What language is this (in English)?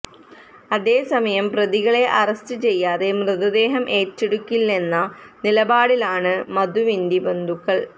Malayalam